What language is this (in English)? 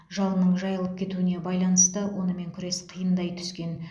Kazakh